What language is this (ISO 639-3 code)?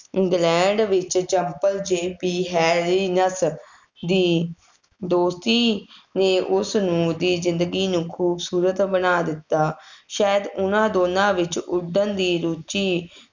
pan